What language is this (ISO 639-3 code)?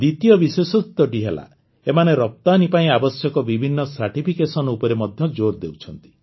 ori